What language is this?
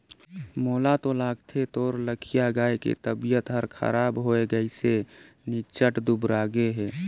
Chhattisgarhi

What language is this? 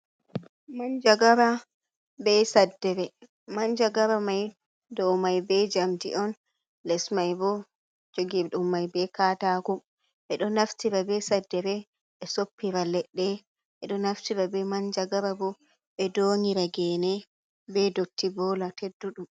Fula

